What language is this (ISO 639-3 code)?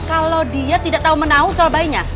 ind